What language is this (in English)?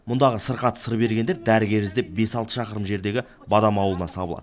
Kazakh